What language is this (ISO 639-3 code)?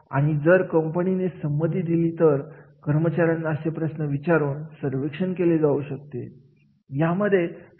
mar